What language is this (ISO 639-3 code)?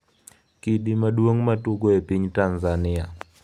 luo